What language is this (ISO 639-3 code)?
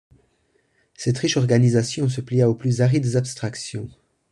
fra